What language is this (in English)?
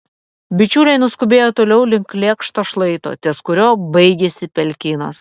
Lithuanian